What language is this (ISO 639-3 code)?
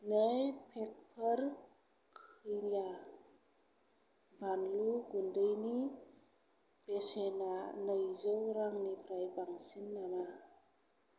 brx